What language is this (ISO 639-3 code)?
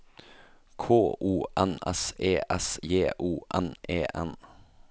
nor